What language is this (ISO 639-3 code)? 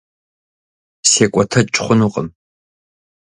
kbd